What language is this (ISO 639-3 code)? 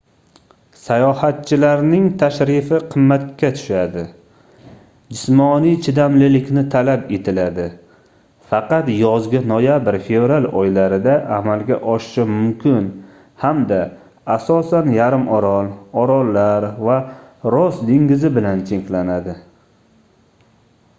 uzb